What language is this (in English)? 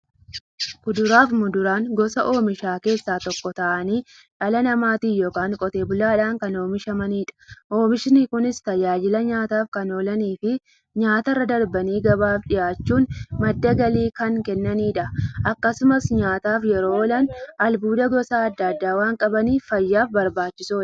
Oromo